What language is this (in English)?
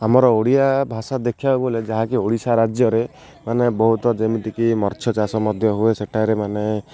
Odia